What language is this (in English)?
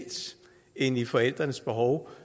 Danish